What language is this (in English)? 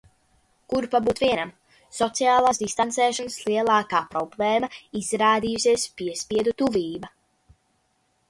Latvian